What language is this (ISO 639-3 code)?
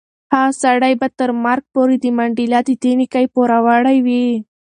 pus